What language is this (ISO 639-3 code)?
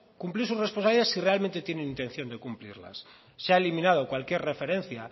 spa